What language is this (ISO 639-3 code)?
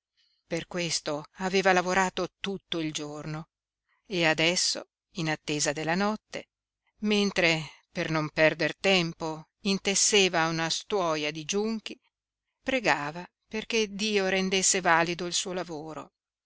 ita